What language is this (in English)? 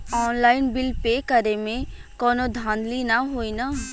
Bhojpuri